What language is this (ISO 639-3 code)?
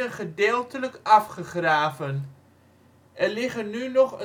nld